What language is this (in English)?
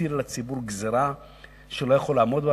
Hebrew